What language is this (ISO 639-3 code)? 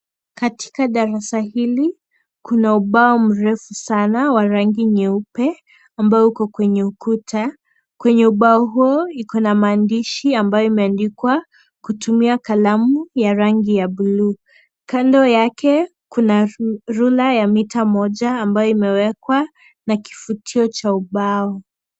swa